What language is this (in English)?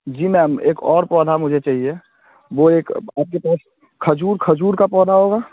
Hindi